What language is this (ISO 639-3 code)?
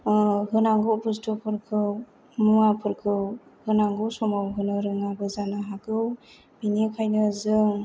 brx